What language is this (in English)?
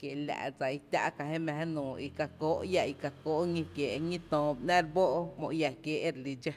Tepinapa Chinantec